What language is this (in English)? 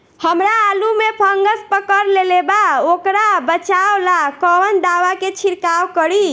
Bhojpuri